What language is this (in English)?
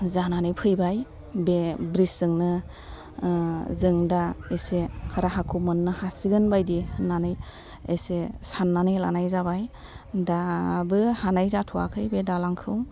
Bodo